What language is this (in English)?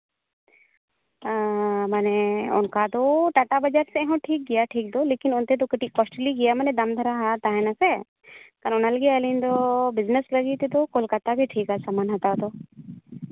Santali